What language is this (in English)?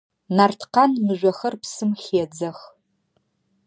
Adyghe